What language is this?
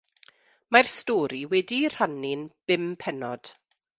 Welsh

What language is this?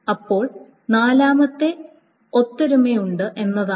Malayalam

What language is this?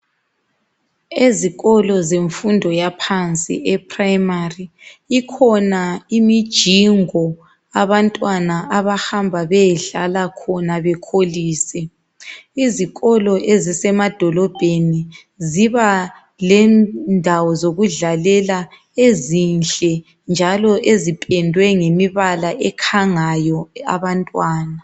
North Ndebele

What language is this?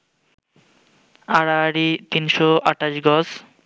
Bangla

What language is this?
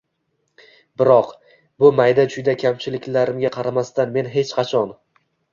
Uzbek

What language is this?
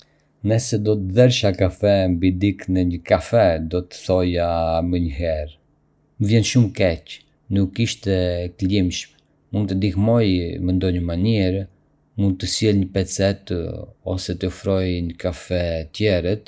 Arbëreshë Albanian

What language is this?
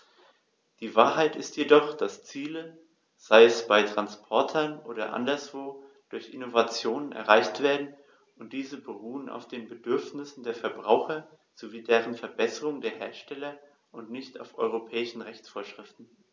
German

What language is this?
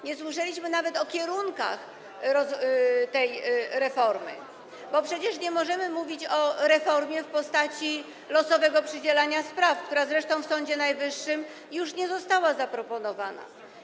Polish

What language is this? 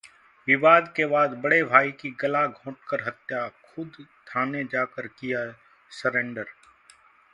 Hindi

